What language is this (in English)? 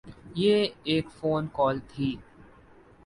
Urdu